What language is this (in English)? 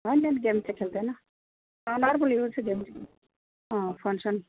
Nepali